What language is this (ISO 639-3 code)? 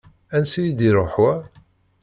kab